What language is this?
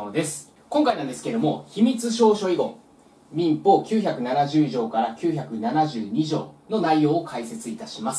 Japanese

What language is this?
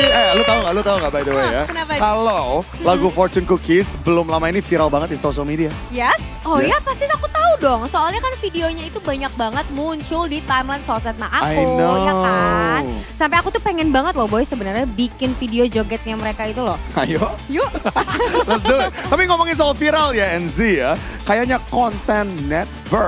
Indonesian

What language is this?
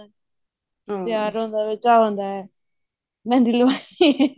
Punjabi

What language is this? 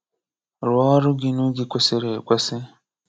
Igbo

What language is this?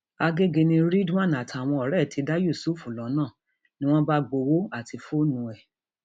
Yoruba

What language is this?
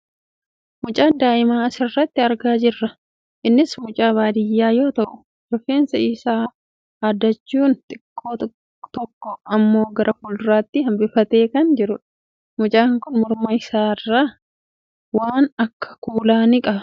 Oromo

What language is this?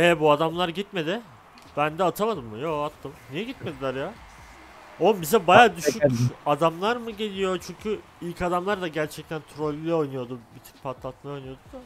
Turkish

